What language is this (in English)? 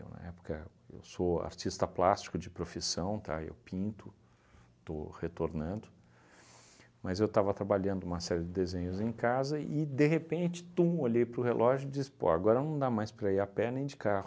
Portuguese